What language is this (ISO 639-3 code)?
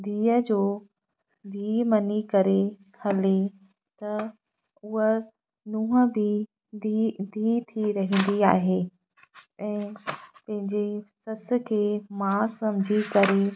snd